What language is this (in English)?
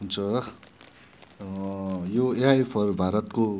Nepali